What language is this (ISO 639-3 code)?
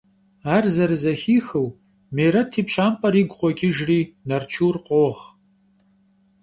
kbd